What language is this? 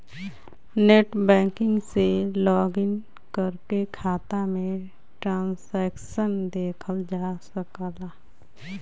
Bhojpuri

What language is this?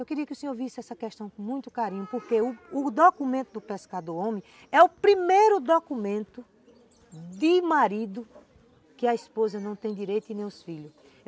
Portuguese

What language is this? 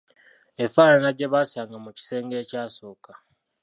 Ganda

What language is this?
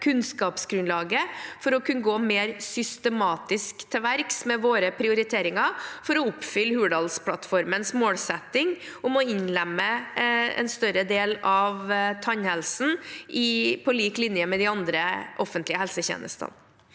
Norwegian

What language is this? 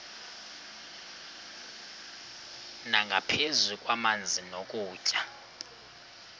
Xhosa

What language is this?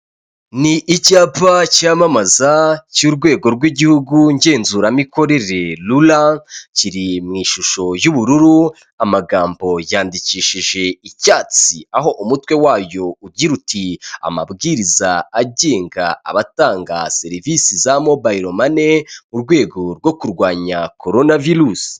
Kinyarwanda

